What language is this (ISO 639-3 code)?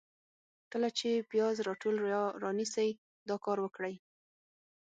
pus